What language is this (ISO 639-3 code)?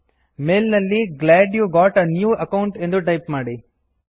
kan